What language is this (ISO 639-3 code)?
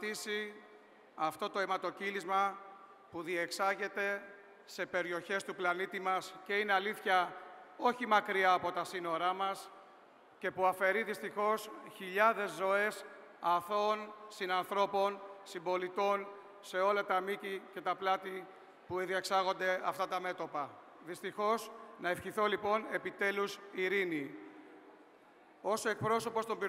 ell